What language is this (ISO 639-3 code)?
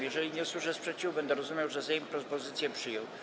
pol